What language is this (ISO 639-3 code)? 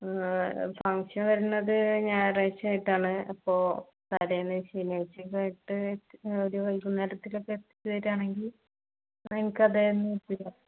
mal